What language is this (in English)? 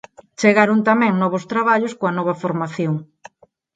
Galician